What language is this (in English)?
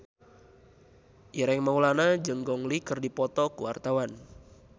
Sundanese